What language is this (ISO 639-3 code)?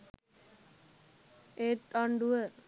sin